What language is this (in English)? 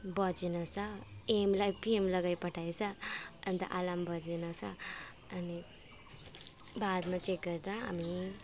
Nepali